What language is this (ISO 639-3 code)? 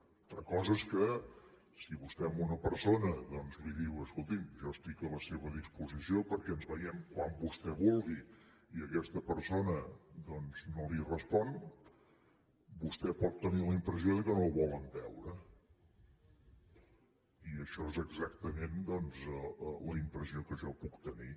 cat